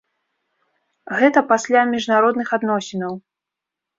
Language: Belarusian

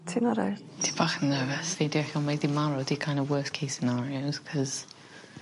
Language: Welsh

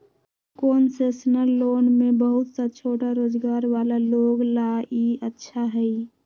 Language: Magahi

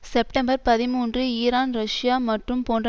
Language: Tamil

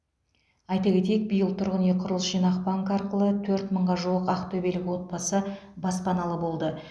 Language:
Kazakh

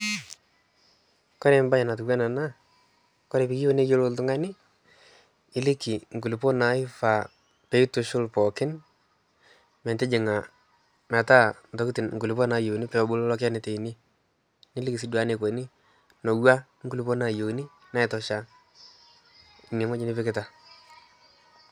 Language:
Masai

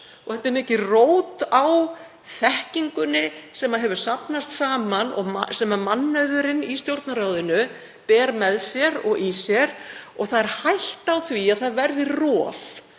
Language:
Icelandic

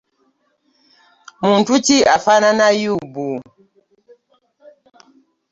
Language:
Ganda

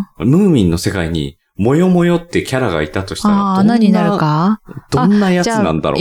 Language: Japanese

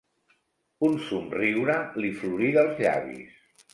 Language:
Catalan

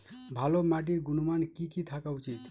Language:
Bangla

